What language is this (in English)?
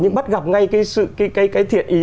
Vietnamese